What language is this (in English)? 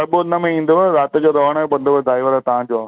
Sindhi